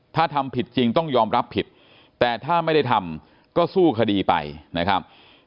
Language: Thai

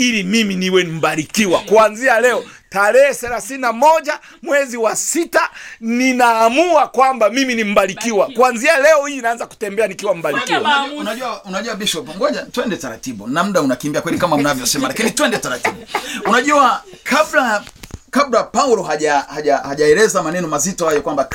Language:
Swahili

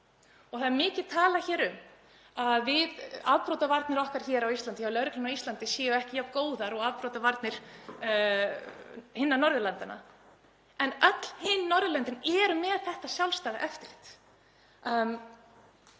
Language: Icelandic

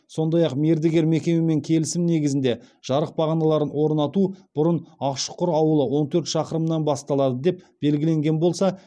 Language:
Kazakh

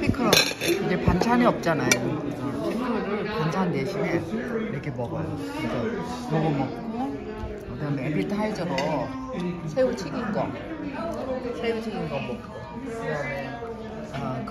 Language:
Korean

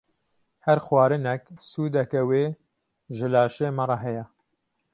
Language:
Kurdish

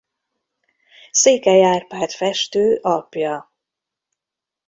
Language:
Hungarian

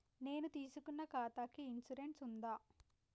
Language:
Telugu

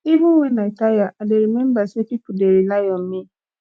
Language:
Nigerian Pidgin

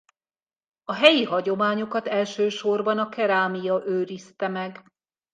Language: Hungarian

